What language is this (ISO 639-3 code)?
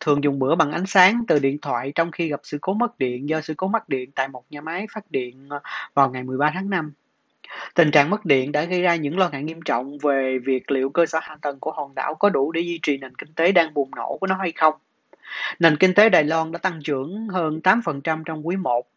vie